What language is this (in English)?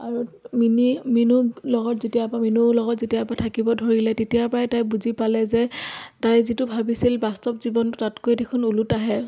Assamese